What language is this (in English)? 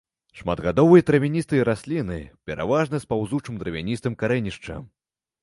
Belarusian